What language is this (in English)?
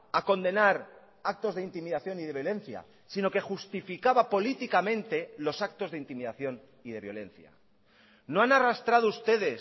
Spanish